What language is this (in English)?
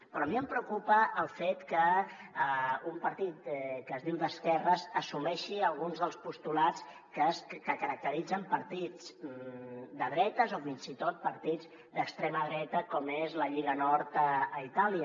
Catalan